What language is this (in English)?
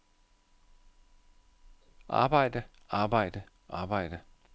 Danish